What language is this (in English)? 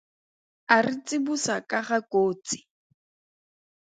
Tswana